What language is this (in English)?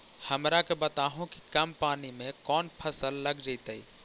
Magahi